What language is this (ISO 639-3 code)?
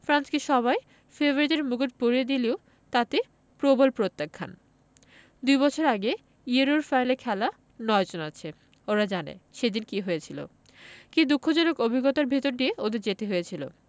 ben